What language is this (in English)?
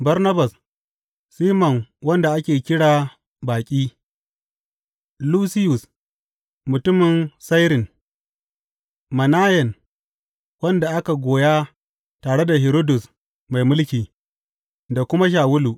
Hausa